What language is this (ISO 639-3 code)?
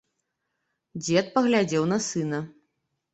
bel